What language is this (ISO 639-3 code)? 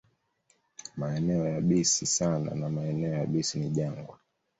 swa